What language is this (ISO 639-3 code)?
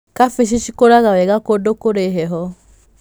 kik